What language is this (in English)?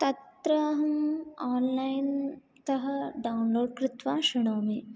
Sanskrit